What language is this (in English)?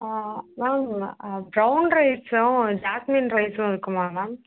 Tamil